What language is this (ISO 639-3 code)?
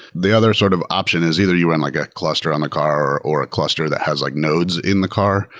eng